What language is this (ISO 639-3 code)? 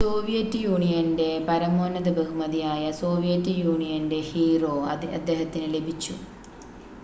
mal